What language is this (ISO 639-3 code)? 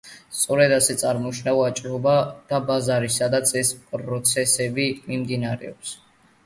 kat